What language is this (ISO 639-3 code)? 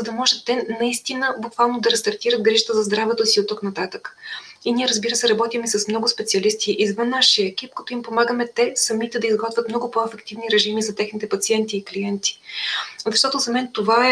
bul